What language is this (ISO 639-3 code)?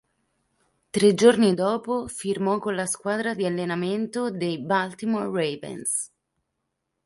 ita